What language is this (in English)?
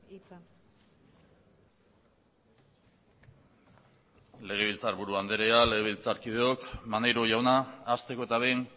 Basque